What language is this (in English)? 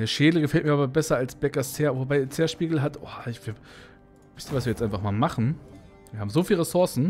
German